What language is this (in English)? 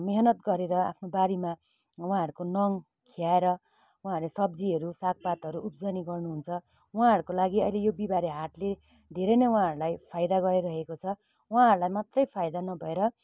Nepali